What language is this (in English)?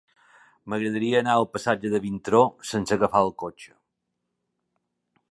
Catalan